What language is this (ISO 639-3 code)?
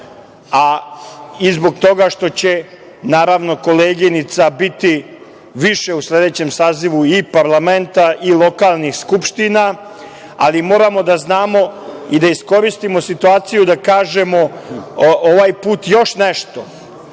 srp